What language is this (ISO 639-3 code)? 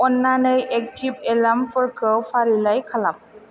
brx